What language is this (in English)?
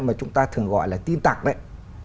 Vietnamese